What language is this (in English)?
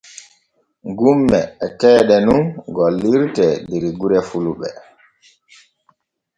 Borgu Fulfulde